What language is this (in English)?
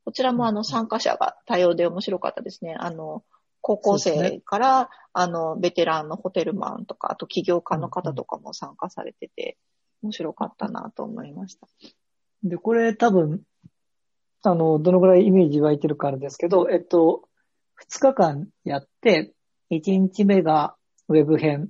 Japanese